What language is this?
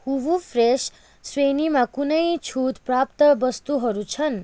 Nepali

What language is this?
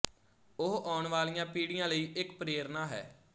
Punjabi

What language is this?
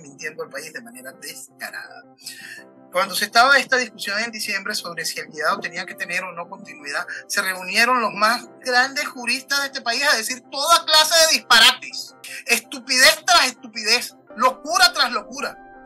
Spanish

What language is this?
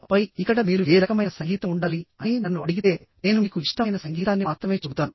Telugu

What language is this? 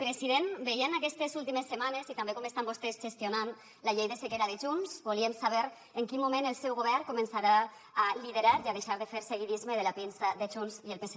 Catalan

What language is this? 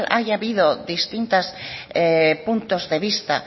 Spanish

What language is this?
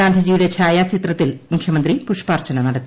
Malayalam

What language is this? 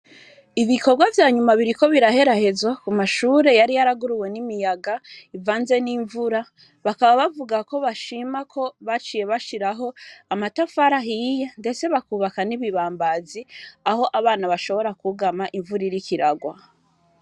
Rundi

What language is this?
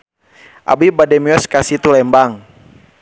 Sundanese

